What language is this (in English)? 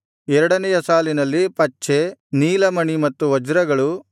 Kannada